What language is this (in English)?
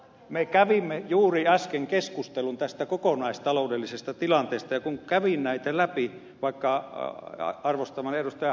Finnish